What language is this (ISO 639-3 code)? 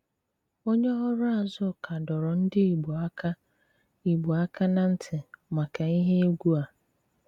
ibo